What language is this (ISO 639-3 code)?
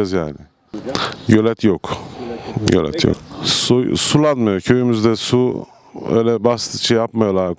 tur